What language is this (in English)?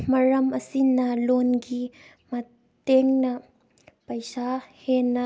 Manipuri